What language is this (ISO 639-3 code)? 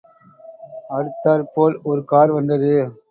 tam